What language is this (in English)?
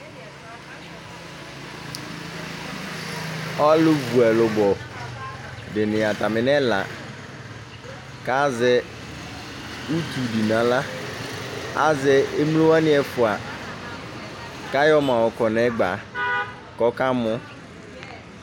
Ikposo